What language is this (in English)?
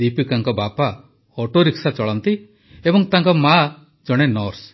Odia